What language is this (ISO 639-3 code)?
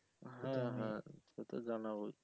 ben